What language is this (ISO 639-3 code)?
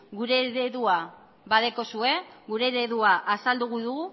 eus